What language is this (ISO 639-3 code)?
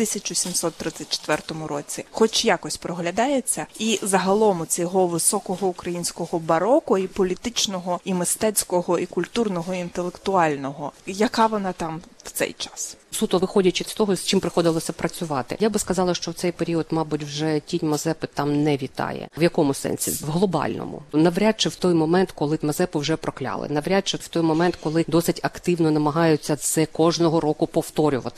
ukr